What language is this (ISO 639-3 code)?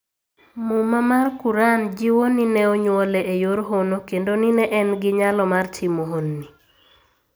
luo